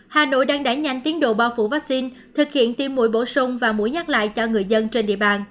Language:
Vietnamese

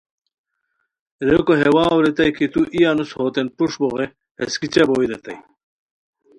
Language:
Khowar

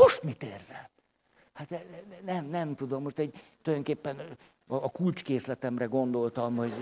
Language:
Hungarian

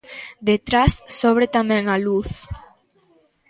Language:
Galician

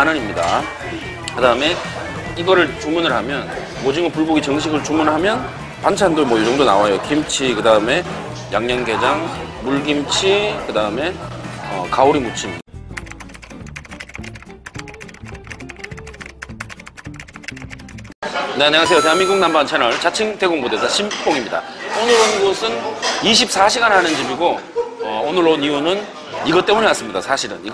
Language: Korean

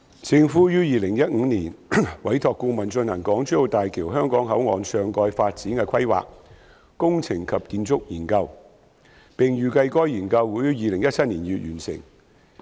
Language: Cantonese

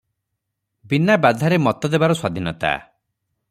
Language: Odia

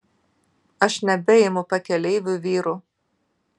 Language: Lithuanian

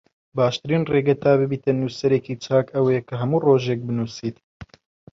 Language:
Central Kurdish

